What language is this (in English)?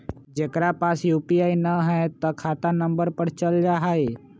Magahi